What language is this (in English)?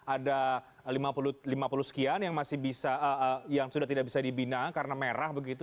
Indonesian